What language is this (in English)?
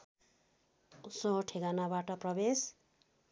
Nepali